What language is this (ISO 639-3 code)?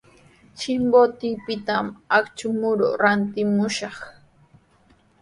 qws